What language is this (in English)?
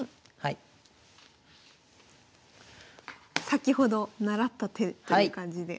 Japanese